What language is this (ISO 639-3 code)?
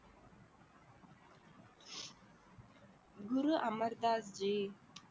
tam